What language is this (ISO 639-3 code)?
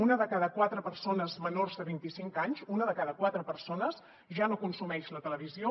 cat